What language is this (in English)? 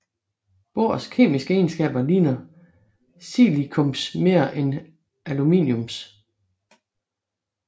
Danish